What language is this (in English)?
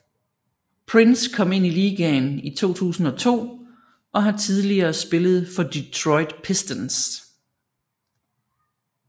Danish